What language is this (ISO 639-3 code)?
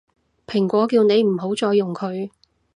yue